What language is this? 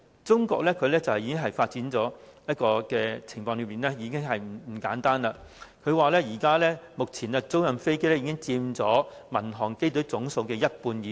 Cantonese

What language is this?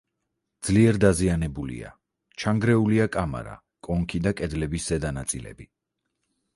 Georgian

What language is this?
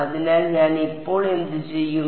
Malayalam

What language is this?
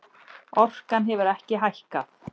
Icelandic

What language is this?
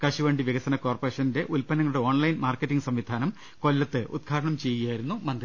Malayalam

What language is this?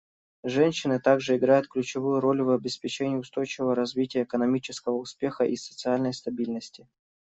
Russian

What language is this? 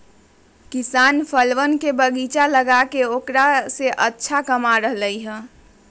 Magahi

